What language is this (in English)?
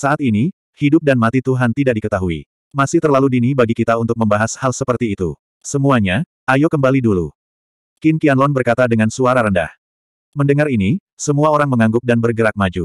Indonesian